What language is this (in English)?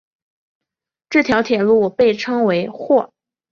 Chinese